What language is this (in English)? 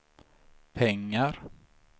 Swedish